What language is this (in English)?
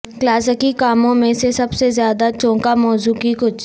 Urdu